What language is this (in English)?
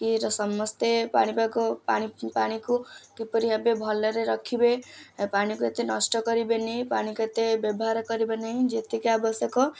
Odia